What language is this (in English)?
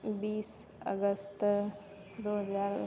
Maithili